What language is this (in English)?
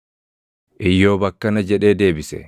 Oromo